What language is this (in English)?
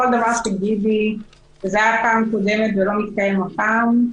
Hebrew